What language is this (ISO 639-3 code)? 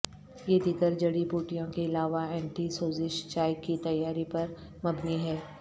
urd